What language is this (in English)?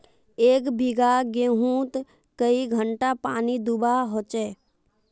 Magahi